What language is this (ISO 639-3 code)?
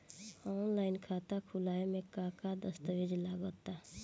bho